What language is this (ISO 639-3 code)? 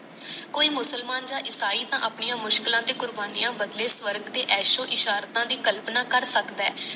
pan